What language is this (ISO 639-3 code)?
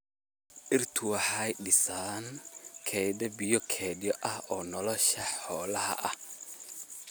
som